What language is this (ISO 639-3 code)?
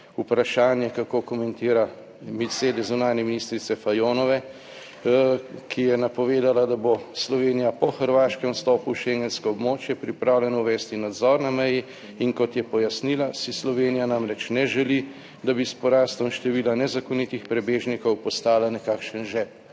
slv